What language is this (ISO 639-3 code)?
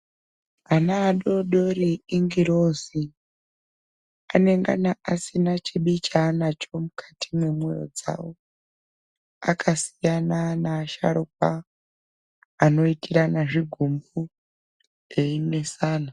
ndc